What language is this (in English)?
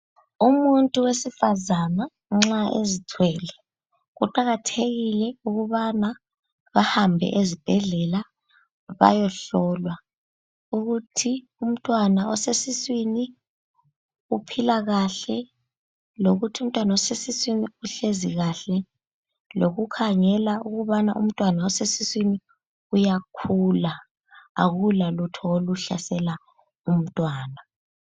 North Ndebele